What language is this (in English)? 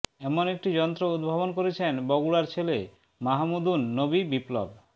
Bangla